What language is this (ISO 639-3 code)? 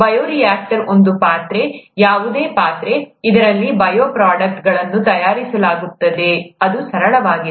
kan